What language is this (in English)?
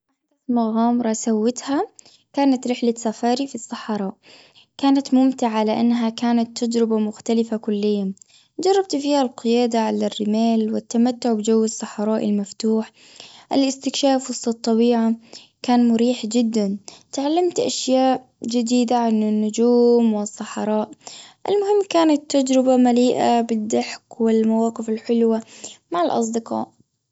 Gulf Arabic